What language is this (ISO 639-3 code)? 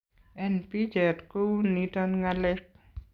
kln